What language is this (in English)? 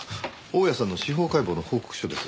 Japanese